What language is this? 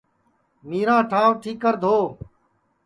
Sansi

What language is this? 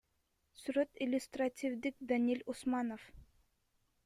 Kyrgyz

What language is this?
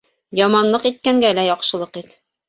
Bashkir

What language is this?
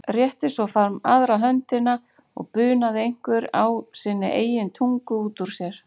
Icelandic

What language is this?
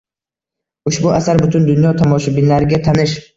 Uzbek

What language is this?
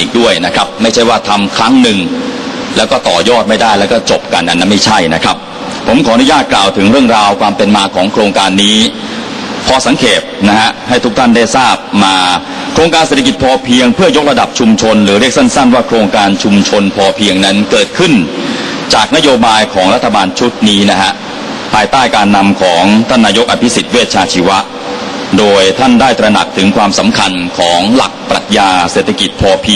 Thai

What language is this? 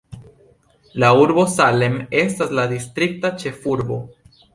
Esperanto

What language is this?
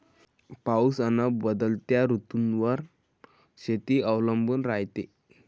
Marathi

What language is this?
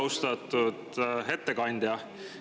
Estonian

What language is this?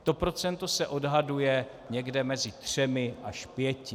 Czech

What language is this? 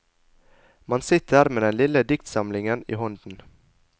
Norwegian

